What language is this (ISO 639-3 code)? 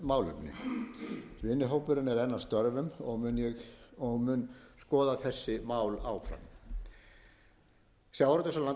isl